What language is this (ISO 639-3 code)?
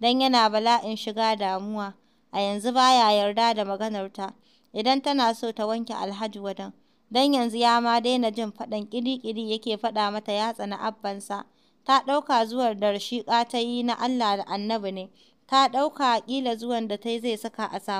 ara